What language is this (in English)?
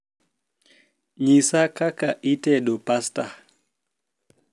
Luo (Kenya and Tanzania)